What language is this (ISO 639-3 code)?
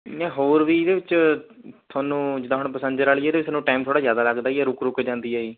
pan